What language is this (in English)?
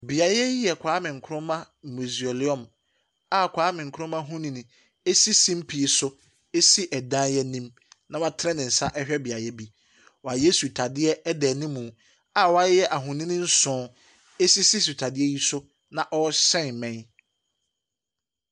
Akan